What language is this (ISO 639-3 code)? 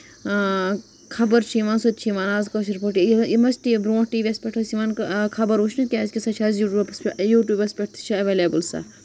kas